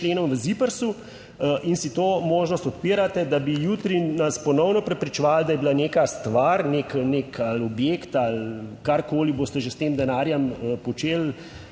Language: Slovenian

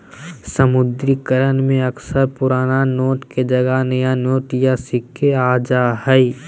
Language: Magahi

